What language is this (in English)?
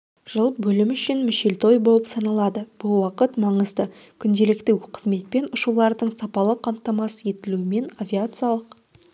Kazakh